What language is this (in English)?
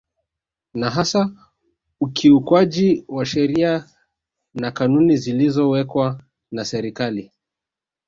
Swahili